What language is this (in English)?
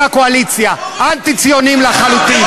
Hebrew